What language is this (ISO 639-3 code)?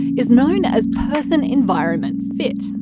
eng